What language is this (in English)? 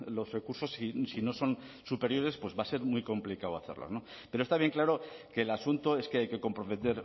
Spanish